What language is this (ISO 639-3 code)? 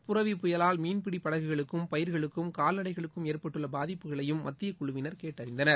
tam